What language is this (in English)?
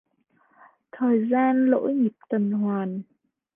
Vietnamese